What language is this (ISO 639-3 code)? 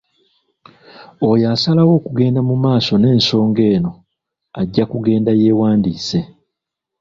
lug